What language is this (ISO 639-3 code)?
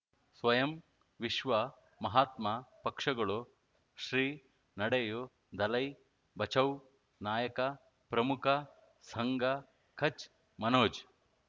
kan